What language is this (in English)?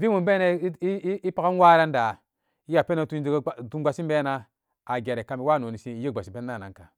Samba Daka